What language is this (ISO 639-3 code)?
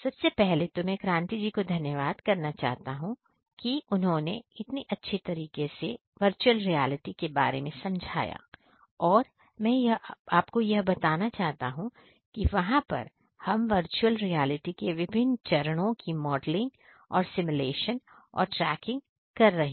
hin